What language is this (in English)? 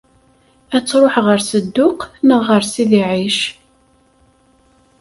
Kabyle